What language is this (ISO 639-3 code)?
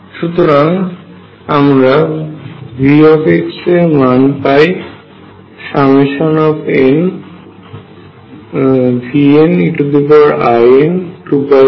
ben